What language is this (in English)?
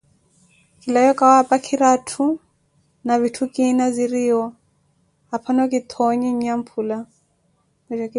Koti